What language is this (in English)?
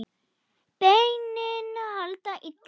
Icelandic